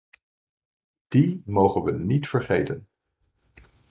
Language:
Dutch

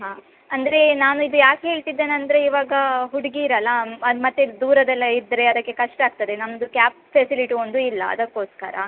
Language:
Kannada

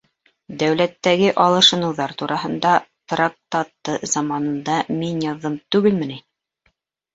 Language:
Bashkir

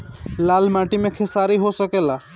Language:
Bhojpuri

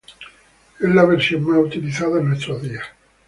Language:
Spanish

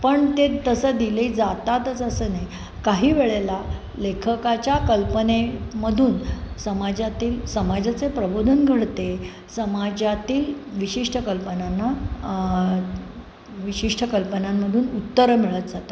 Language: Marathi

